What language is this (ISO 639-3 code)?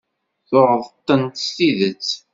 kab